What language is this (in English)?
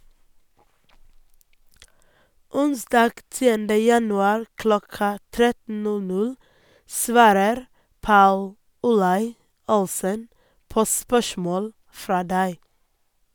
Norwegian